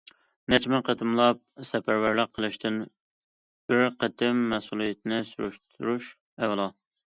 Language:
Uyghur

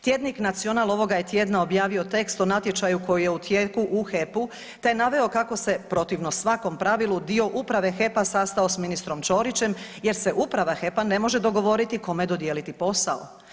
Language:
Croatian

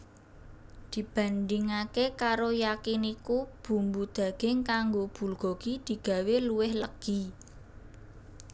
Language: Javanese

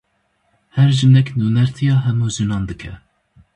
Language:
Kurdish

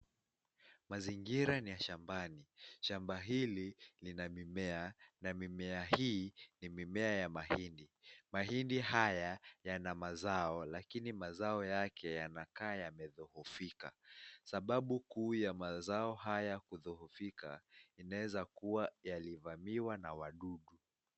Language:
Swahili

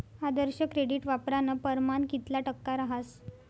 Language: Marathi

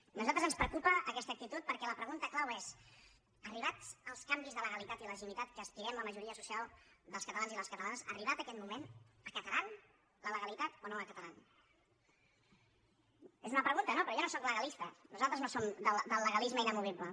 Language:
Catalan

